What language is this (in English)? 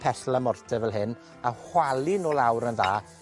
Welsh